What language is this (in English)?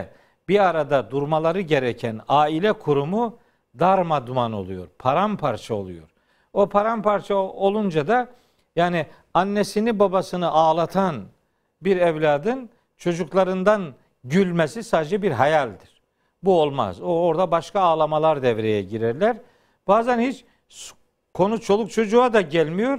Turkish